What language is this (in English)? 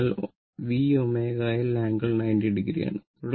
Malayalam